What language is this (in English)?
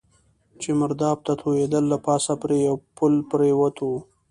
Pashto